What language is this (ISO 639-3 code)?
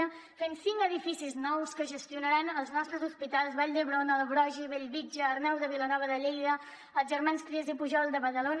cat